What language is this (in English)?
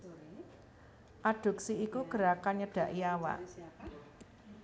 Javanese